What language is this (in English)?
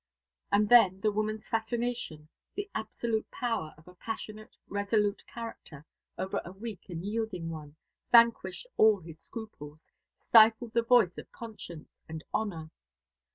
English